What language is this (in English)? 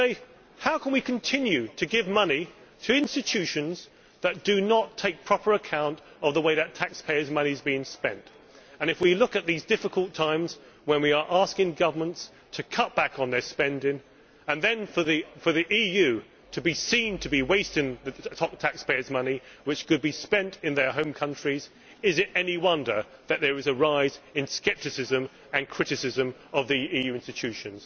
English